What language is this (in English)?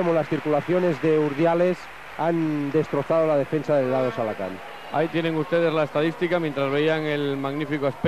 Spanish